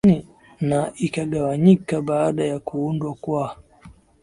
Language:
Swahili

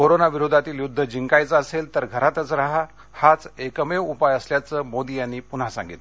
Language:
Marathi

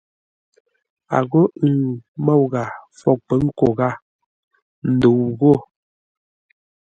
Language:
Ngombale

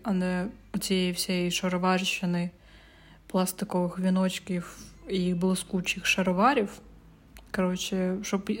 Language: Ukrainian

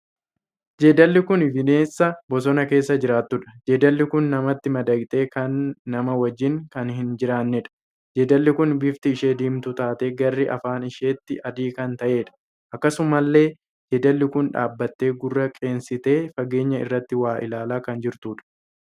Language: Oromo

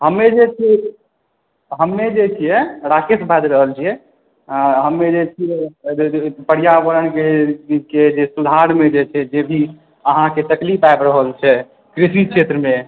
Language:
Maithili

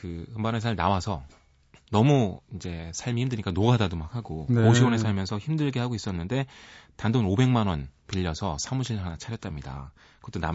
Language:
Korean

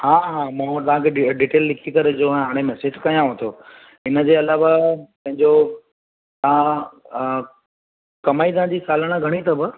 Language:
Sindhi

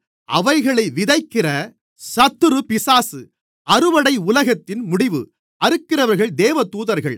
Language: Tamil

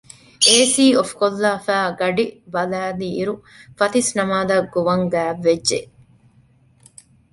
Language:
Divehi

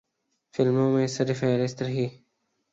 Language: Urdu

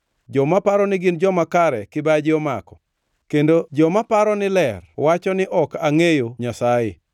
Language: Luo (Kenya and Tanzania)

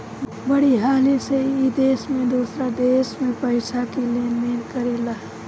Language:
Bhojpuri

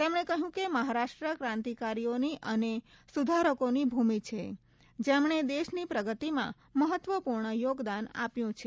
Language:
Gujarati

